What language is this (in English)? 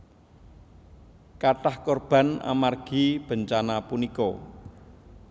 Javanese